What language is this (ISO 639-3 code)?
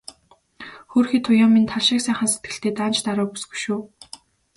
mon